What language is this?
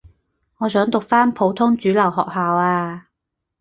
Cantonese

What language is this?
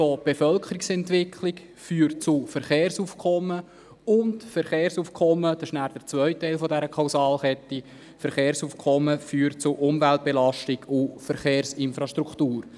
Swiss German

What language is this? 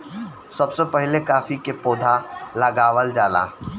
Bhojpuri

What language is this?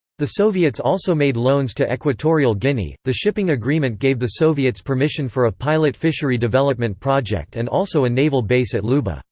English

